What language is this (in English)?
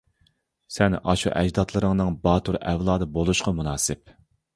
Uyghur